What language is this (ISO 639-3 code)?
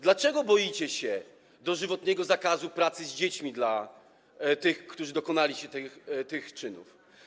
pol